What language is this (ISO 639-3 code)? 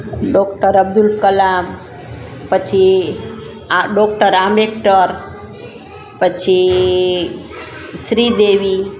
guj